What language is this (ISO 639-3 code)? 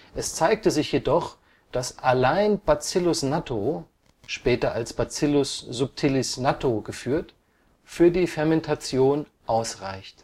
deu